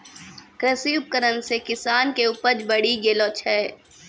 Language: Maithili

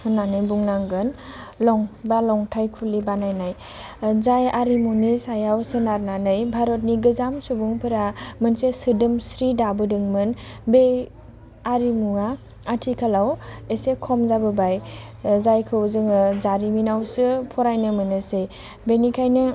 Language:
Bodo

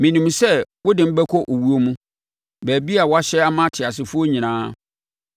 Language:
Akan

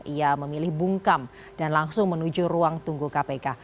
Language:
Indonesian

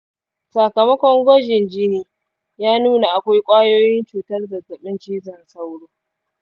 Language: Hausa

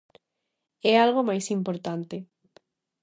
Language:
Galician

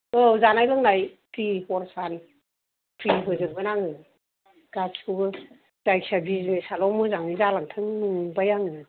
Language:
Bodo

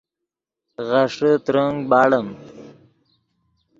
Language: Yidgha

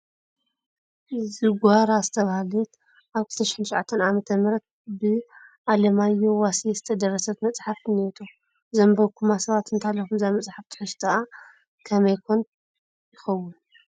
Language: Tigrinya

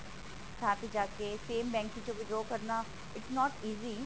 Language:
Punjabi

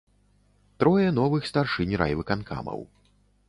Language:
Belarusian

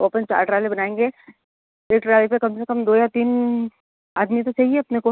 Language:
Hindi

